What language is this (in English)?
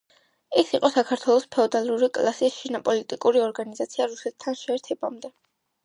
Georgian